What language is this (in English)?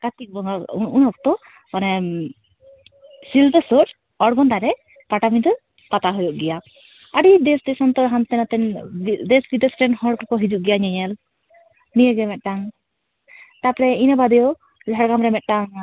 Santali